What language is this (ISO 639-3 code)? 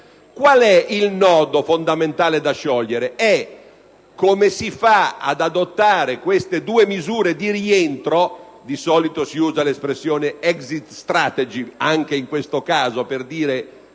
ita